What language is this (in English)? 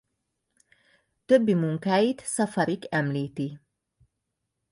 Hungarian